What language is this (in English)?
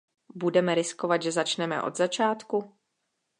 Czech